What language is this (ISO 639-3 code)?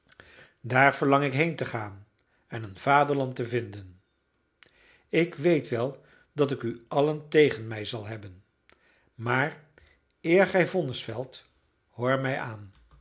nld